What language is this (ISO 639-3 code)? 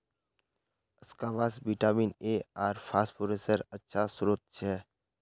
mag